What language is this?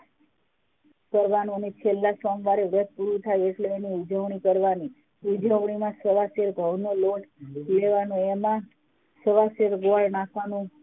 Gujarati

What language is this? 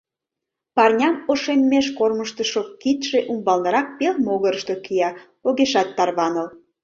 Mari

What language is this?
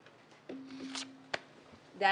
Hebrew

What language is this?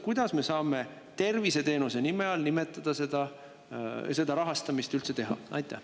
Estonian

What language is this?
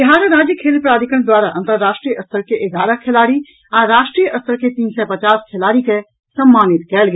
Maithili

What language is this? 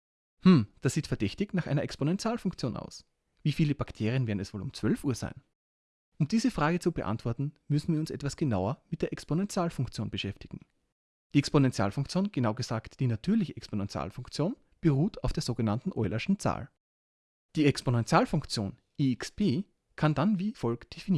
German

